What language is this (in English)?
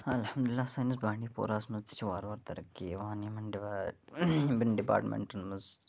Kashmiri